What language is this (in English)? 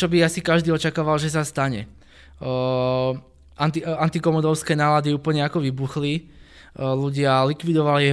Czech